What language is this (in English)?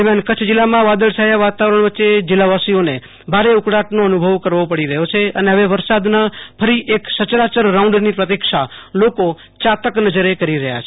Gujarati